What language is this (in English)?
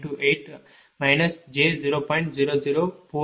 Tamil